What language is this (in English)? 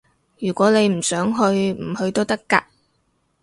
Cantonese